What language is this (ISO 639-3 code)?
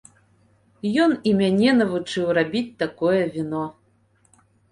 bel